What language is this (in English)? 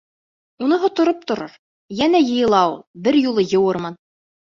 Bashkir